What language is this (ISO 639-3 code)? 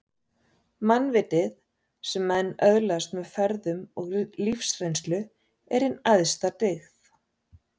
isl